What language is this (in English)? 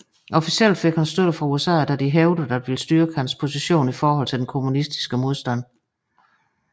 Danish